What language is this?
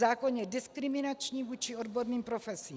Czech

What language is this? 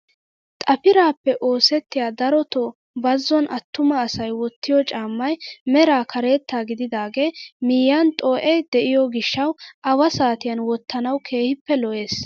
Wolaytta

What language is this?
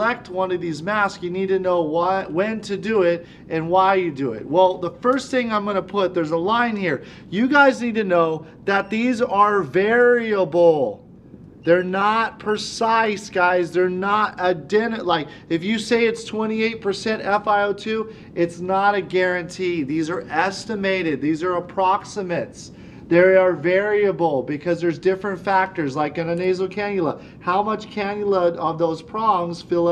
English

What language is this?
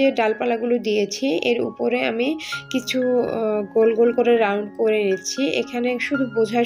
Arabic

